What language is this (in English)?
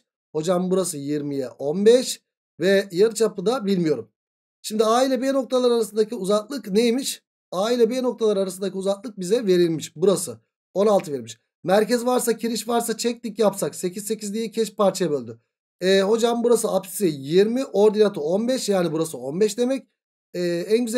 Turkish